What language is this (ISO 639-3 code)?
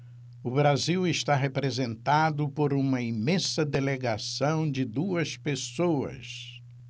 por